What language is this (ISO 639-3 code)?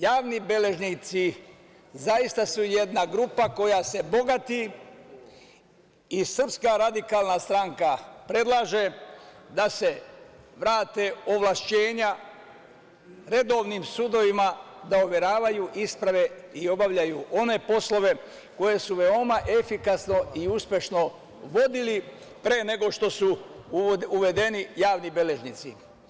srp